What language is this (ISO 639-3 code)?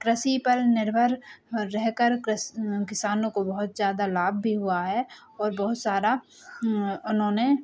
hin